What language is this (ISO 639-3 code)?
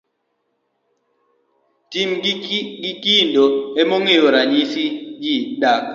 luo